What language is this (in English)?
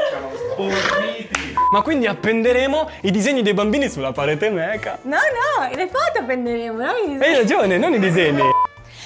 Italian